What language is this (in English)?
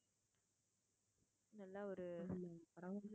Tamil